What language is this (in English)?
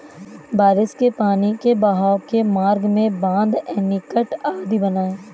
Hindi